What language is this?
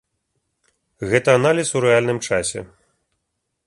Belarusian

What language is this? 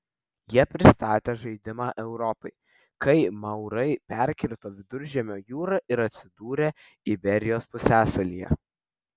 Lithuanian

